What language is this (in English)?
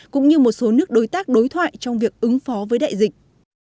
Vietnamese